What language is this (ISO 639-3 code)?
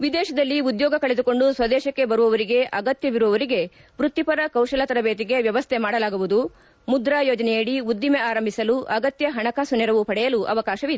kan